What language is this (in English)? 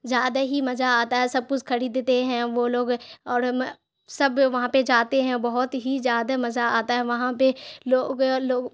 Urdu